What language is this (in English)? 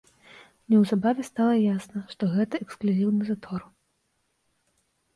Belarusian